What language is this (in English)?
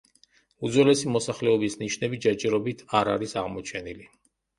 Georgian